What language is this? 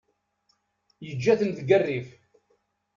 Kabyle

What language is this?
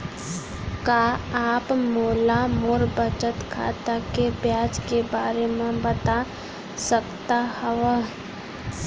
Chhattisgarhi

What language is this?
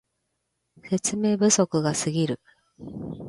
Japanese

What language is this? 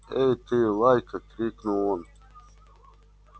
Russian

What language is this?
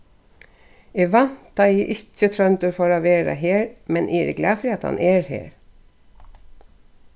Faroese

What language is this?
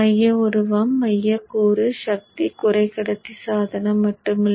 Tamil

